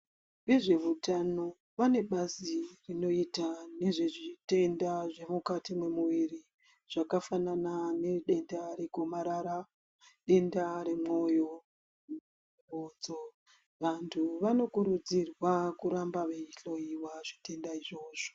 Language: Ndau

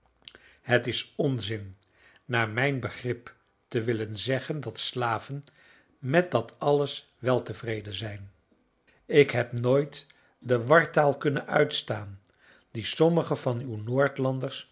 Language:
Dutch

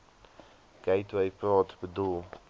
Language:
Afrikaans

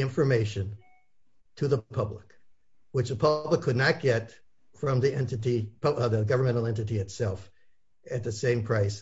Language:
English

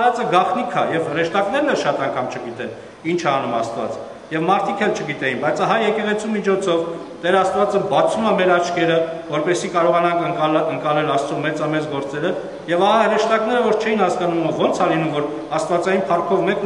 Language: Turkish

